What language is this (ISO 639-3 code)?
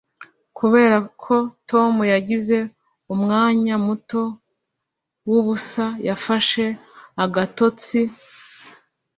kin